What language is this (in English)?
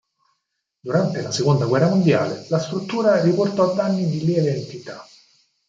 Italian